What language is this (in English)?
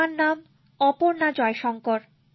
Bangla